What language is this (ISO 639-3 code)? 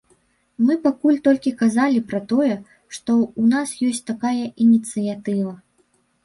bel